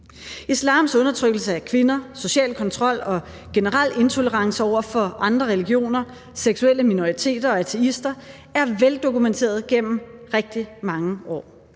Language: Danish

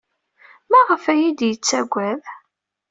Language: Kabyle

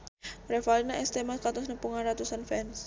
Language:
Sundanese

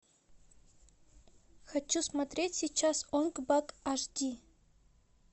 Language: Russian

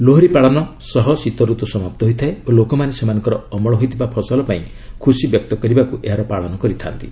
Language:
Odia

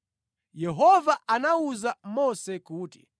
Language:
Nyanja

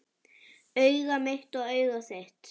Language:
Icelandic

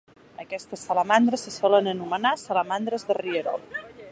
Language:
Catalan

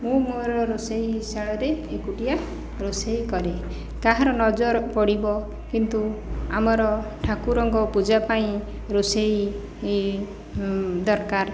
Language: Odia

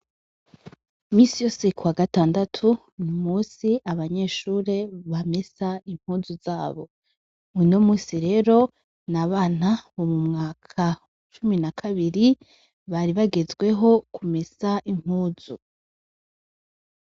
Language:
Rundi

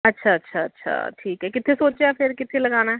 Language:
Punjabi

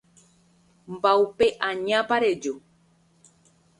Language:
Guarani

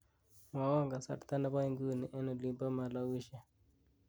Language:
Kalenjin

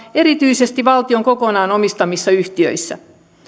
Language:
Finnish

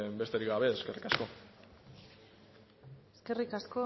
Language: Basque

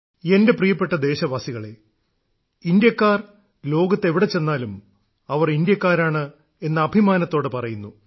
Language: Malayalam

